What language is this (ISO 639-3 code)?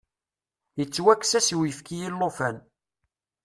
kab